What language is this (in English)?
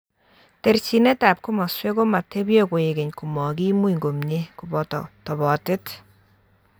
Kalenjin